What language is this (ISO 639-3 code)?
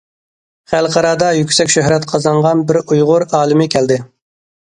uig